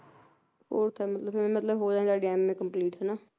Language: Punjabi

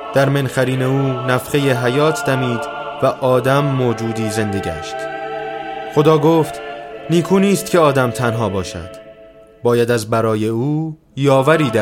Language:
Persian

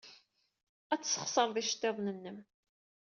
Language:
Kabyle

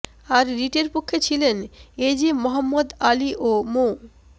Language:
Bangla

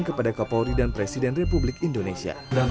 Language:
Indonesian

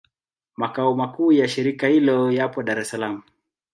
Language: Swahili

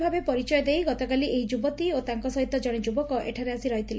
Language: Odia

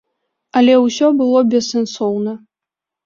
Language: Belarusian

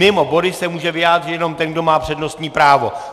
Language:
Czech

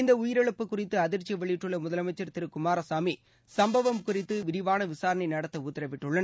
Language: Tamil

